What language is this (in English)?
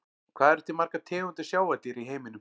Icelandic